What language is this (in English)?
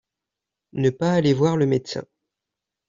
French